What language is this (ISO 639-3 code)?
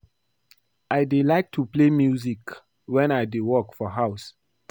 pcm